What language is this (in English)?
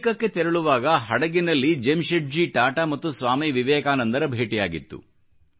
Kannada